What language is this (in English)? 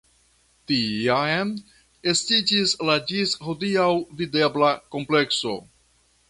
Esperanto